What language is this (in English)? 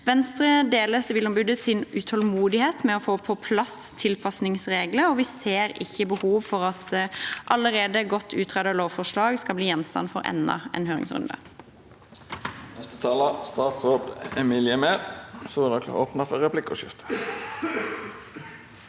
Norwegian